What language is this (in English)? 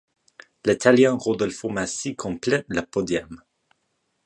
French